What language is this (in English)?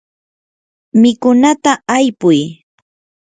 Yanahuanca Pasco Quechua